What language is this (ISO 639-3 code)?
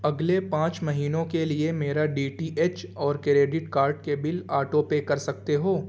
urd